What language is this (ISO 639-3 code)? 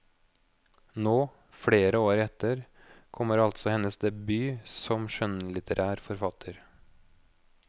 nor